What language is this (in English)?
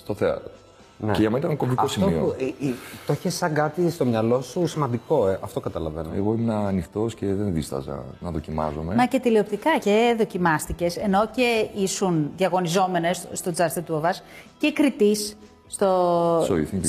Greek